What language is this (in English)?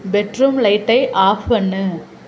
Tamil